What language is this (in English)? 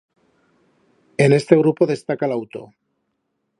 Aragonese